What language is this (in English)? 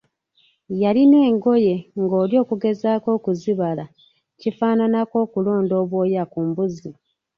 Ganda